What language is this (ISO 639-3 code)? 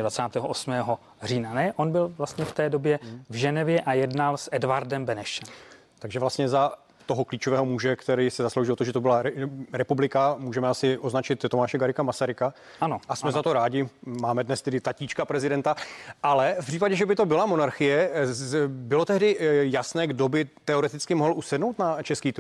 ces